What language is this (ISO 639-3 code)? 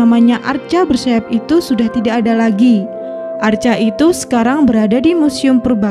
ind